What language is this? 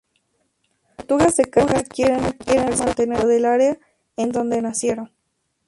Spanish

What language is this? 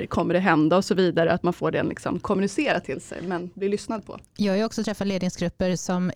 Swedish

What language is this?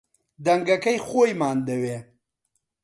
Central Kurdish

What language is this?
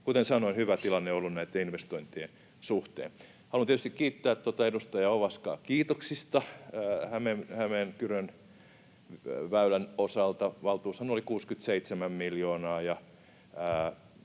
Finnish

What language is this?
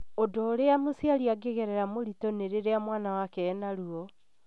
Kikuyu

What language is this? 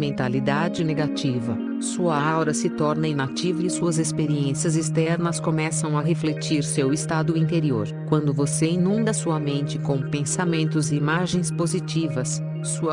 Portuguese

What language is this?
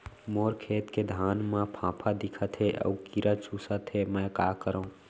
Chhattisgarhi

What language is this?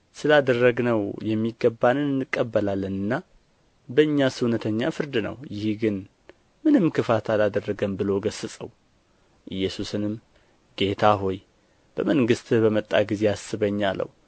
Amharic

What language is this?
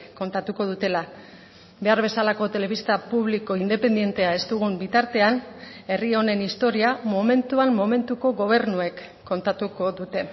Basque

